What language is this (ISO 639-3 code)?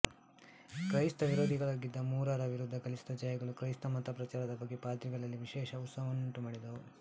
kan